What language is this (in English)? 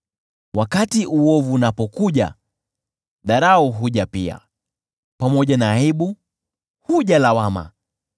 Swahili